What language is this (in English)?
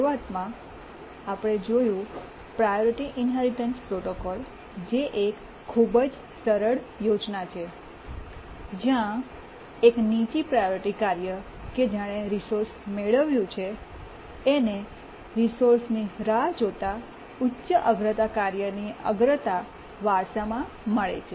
Gujarati